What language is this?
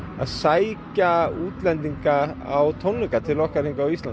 Icelandic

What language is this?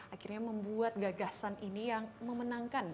Indonesian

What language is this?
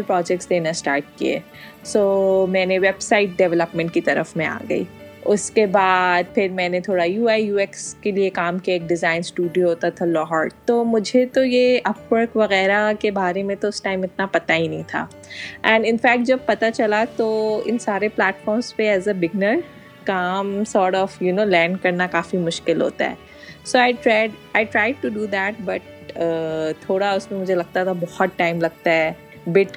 Urdu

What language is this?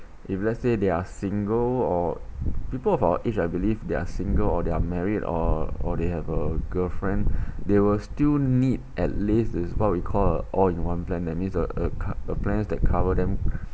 English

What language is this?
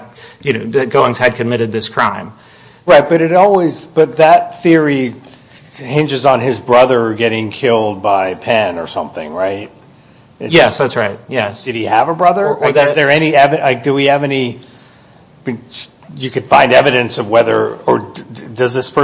English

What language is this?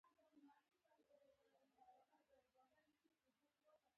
Pashto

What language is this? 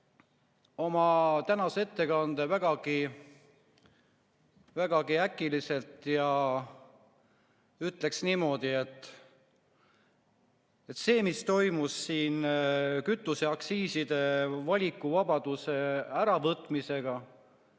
Estonian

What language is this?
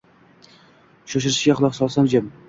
Uzbek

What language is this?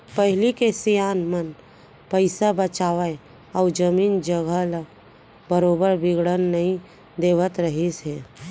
Chhattisgarhi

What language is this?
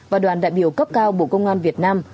Vietnamese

